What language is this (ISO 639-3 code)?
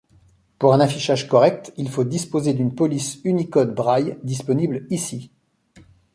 fra